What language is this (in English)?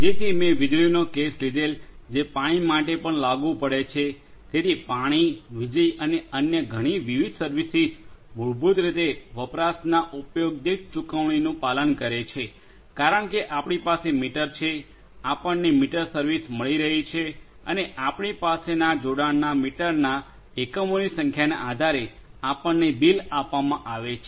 Gujarati